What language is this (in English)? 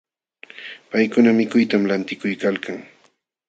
Jauja Wanca Quechua